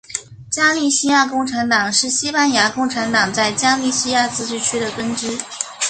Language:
Chinese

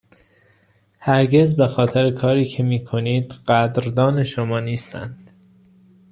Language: Persian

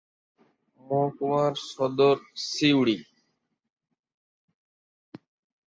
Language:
Bangla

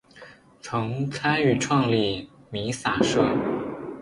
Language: Chinese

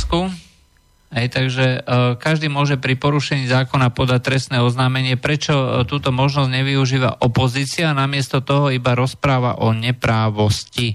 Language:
Slovak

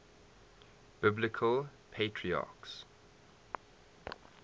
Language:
English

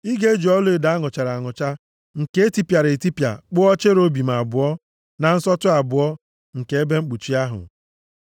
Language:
Igbo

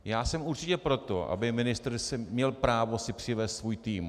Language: Czech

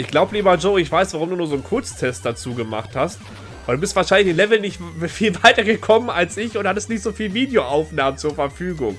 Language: German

